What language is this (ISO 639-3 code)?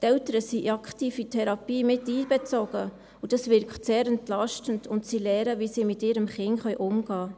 gsw